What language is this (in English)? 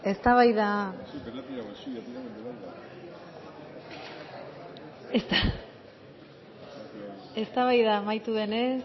Basque